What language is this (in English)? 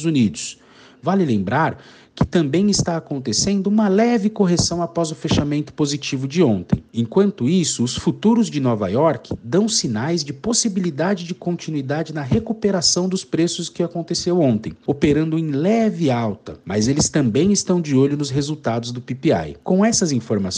Portuguese